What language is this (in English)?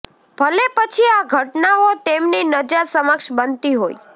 Gujarati